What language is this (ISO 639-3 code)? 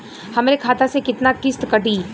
bho